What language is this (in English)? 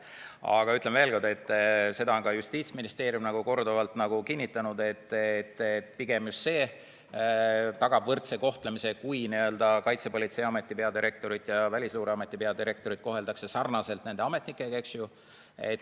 Estonian